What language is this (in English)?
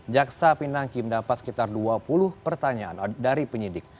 Indonesian